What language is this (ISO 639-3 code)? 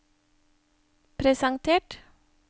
nor